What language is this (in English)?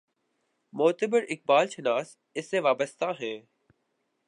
Urdu